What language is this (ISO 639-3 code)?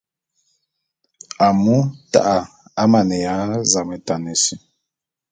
bum